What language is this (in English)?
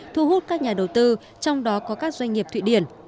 Vietnamese